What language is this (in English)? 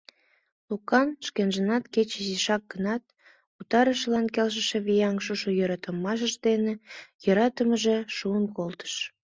Mari